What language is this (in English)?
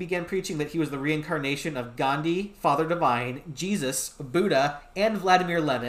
English